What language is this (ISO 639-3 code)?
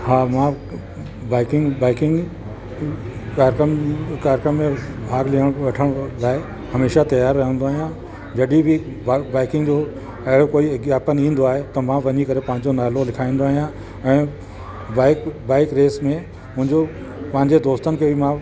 snd